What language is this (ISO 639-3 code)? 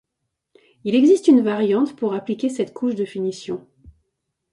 fra